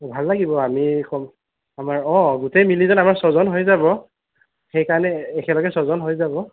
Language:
Assamese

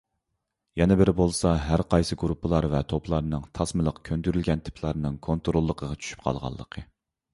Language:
Uyghur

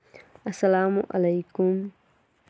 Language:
Kashmiri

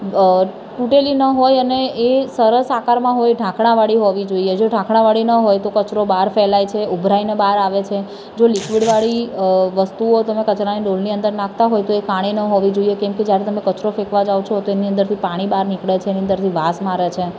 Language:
Gujarati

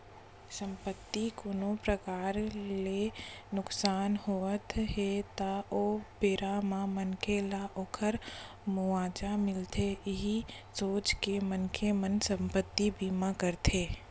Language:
Chhattisgarhi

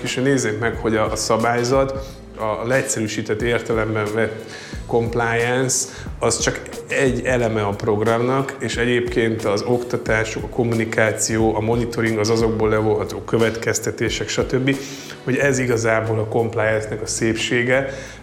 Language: Hungarian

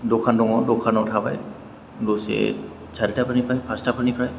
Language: Bodo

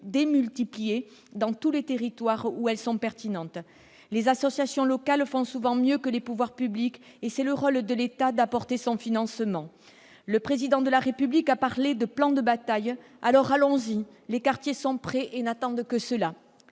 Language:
French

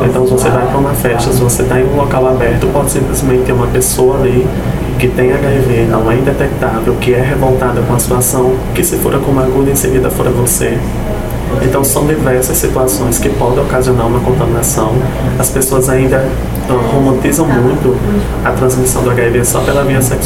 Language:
Portuguese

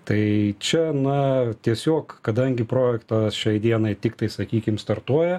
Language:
Lithuanian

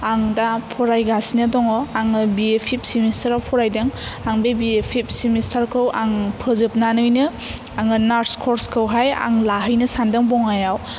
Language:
Bodo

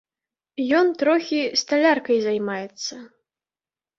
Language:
Belarusian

